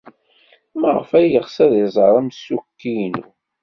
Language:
Kabyle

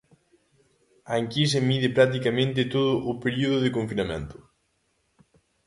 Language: Galician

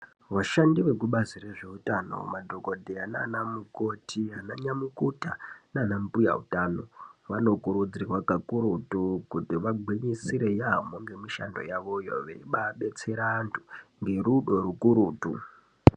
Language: Ndau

